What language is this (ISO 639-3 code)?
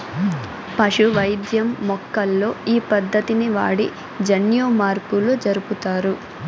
tel